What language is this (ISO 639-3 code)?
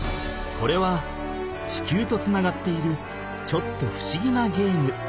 jpn